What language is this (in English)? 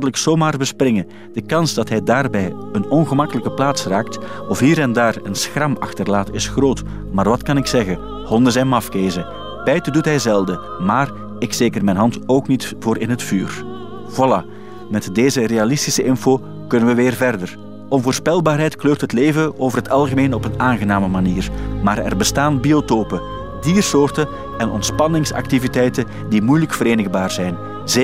Dutch